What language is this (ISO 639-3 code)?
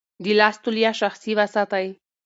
pus